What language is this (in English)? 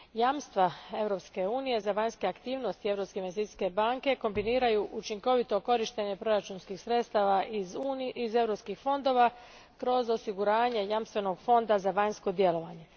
Croatian